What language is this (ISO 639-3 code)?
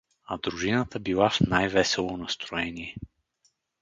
bul